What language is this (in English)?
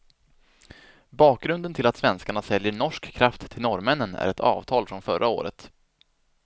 Swedish